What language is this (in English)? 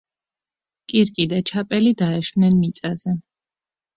Georgian